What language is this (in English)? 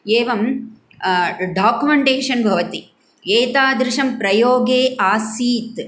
Sanskrit